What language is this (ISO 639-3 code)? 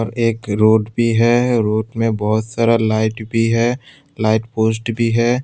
hin